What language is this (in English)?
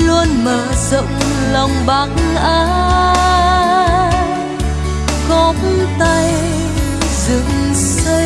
Vietnamese